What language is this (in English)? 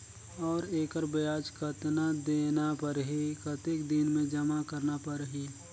Chhattisgarhi